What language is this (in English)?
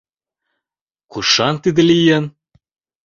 Mari